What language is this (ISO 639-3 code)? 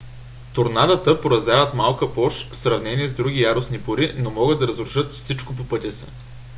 bul